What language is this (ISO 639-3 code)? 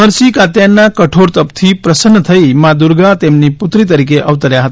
guj